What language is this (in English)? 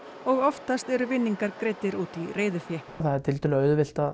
Icelandic